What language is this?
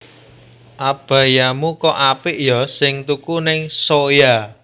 Javanese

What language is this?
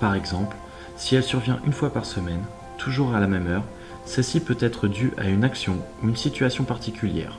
French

